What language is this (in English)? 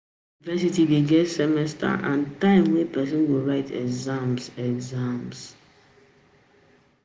Nigerian Pidgin